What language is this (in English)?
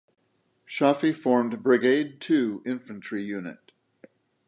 English